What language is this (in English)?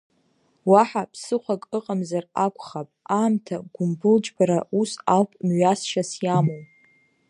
Abkhazian